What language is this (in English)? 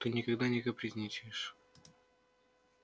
Russian